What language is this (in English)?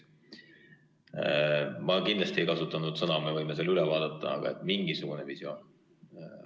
Estonian